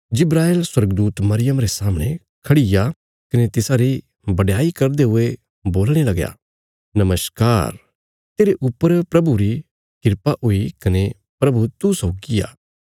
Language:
Bilaspuri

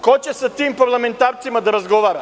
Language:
Serbian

